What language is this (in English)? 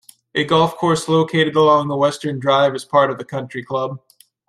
English